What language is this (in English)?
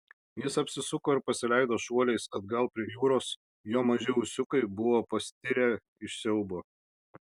Lithuanian